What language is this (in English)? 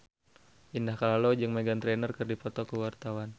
Sundanese